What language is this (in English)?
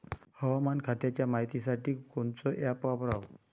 Marathi